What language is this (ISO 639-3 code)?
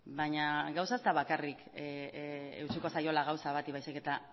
eus